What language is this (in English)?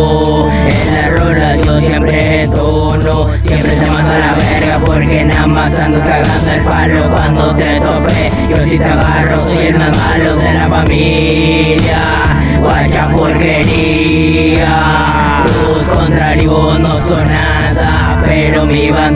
Spanish